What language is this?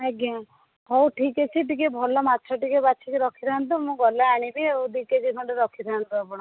Odia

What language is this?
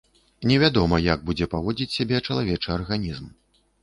Belarusian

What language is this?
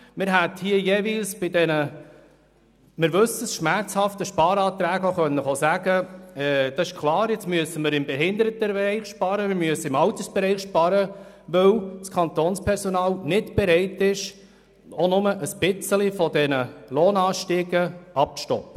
Swiss German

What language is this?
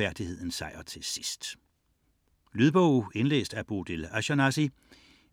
Danish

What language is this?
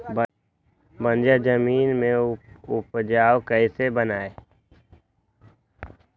Magahi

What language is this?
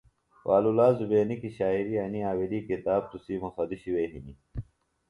Phalura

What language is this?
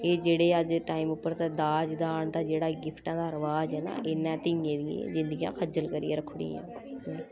Dogri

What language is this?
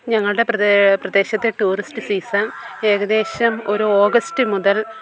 Malayalam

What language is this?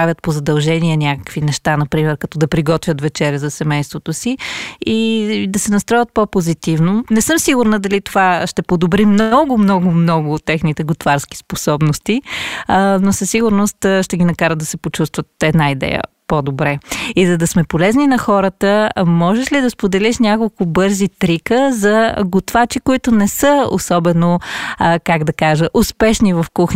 Bulgarian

